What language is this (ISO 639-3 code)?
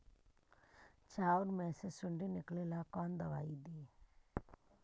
mag